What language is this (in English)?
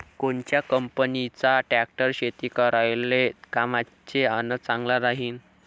Marathi